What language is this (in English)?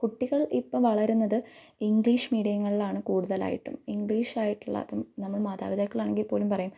Malayalam